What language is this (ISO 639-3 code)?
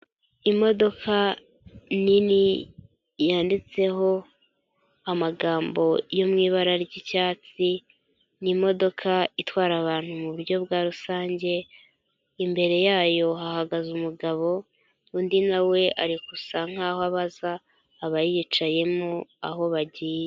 kin